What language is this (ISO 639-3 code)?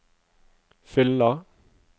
nor